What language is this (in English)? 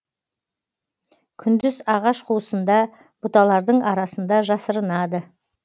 Kazakh